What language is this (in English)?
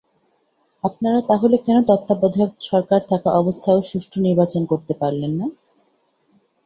Bangla